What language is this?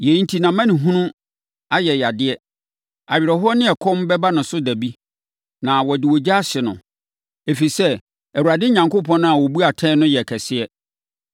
Akan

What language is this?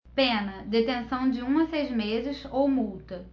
Portuguese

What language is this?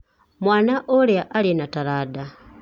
Kikuyu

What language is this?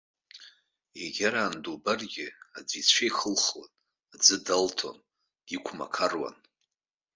Abkhazian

